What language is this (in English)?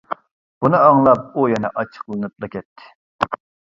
Uyghur